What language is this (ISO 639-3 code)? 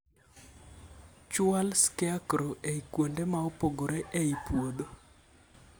luo